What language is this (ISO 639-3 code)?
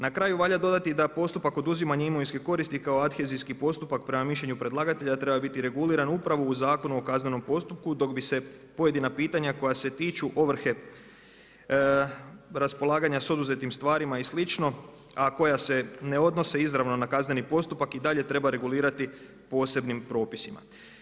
hrv